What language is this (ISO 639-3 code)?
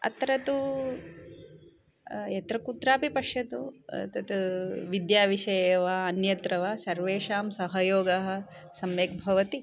san